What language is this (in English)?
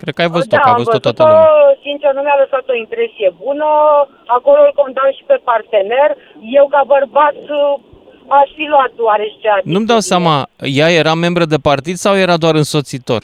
Romanian